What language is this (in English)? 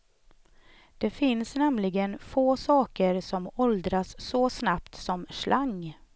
Swedish